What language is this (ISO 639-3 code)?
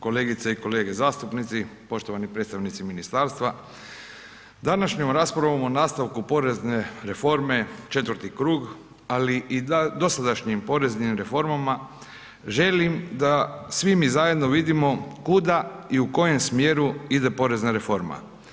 hrv